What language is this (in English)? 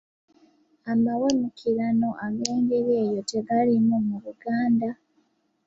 Ganda